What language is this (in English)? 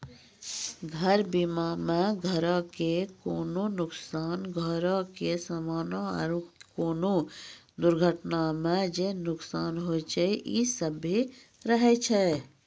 Maithili